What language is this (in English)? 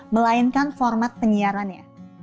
Indonesian